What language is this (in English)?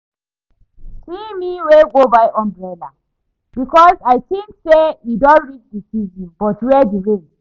Nigerian Pidgin